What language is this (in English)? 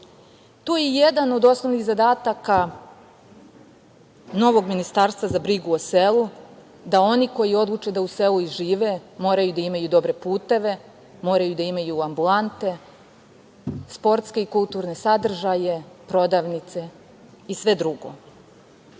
Serbian